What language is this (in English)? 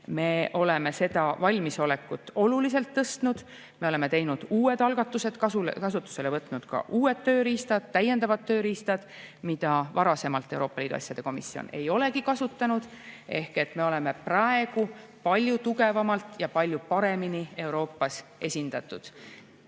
Estonian